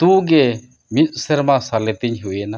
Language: Santali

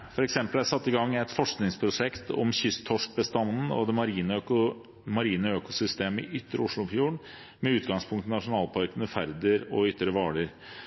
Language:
Norwegian Bokmål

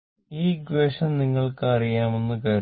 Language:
Malayalam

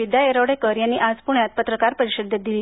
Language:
Marathi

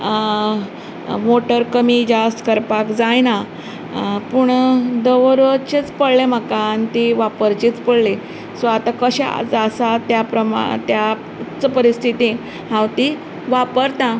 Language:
Konkani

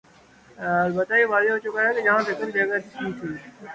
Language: Urdu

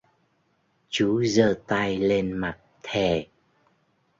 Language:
Vietnamese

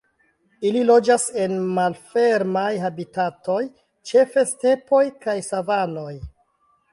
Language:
Esperanto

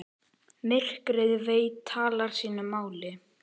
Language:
Icelandic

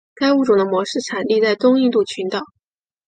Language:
Chinese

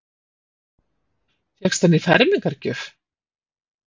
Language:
Icelandic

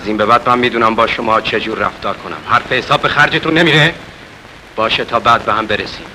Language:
Persian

